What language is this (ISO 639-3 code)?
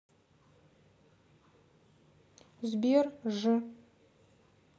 rus